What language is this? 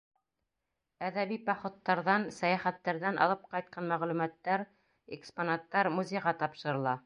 Bashkir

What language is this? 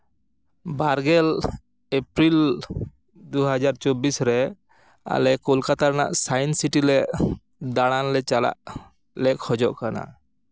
Santali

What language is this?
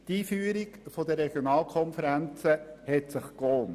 Swiss German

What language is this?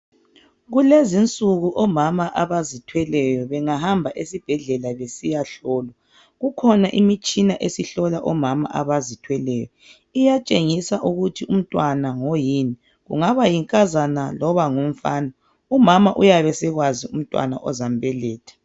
North Ndebele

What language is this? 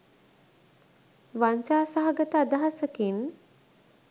Sinhala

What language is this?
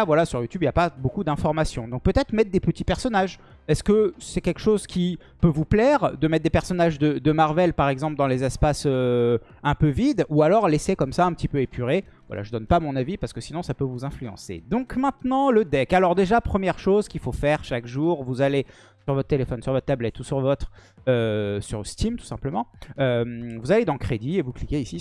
French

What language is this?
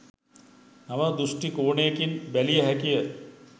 Sinhala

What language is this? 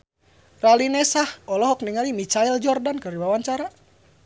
Sundanese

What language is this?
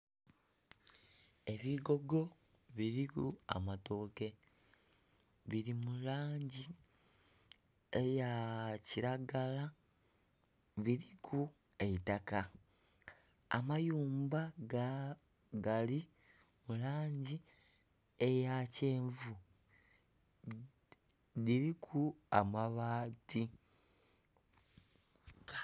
Soga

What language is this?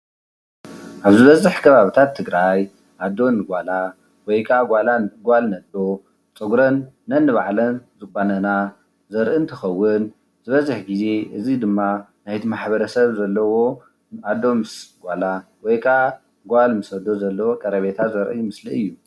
Tigrinya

